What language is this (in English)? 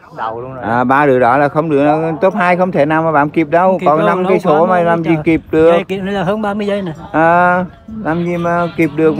Vietnamese